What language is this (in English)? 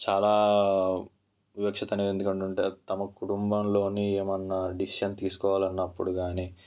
Telugu